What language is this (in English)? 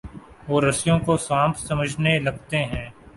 Urdu